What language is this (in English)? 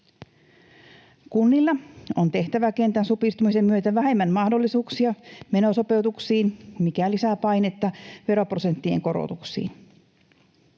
Finnish